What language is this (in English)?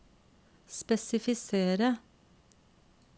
Norwegian